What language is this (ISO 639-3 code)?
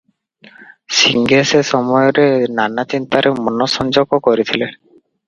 ori